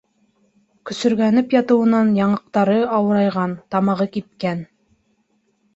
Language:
Bashkir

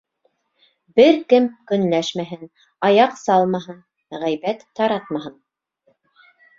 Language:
Bashkir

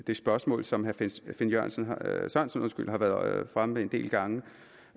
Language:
Danish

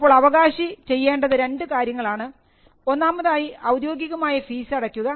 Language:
Malayalam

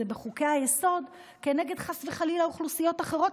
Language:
Hebrew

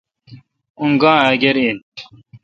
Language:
Kalkoti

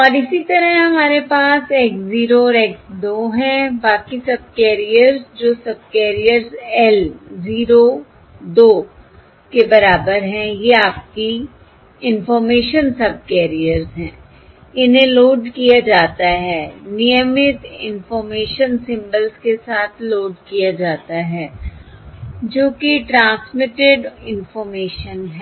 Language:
Hindi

